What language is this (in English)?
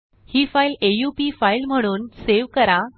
Marathi